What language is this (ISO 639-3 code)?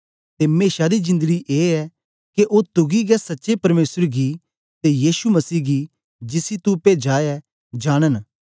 doi